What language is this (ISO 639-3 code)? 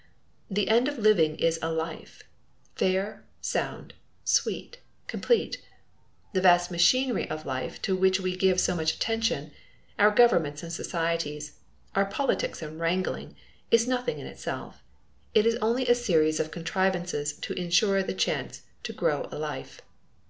eng